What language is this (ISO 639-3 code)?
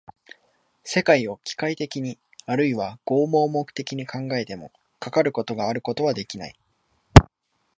jpn